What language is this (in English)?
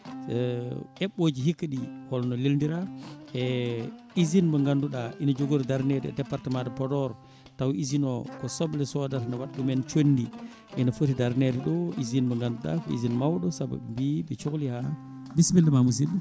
Fula